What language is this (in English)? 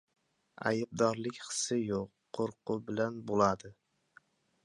Uzbek